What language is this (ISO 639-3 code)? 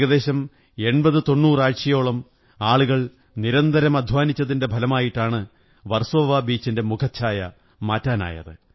mal